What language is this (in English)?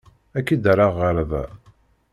Kabyle